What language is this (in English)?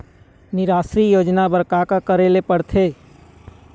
Chhattisgarhi